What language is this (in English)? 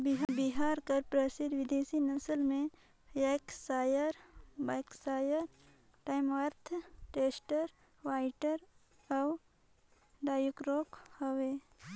Chhattisgarhi